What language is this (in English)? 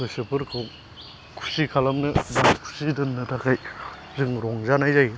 Bodo